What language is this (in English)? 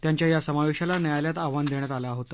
Marathi